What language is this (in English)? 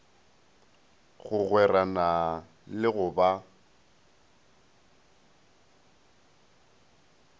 Northern Sotho